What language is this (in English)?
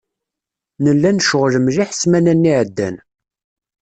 Kabyle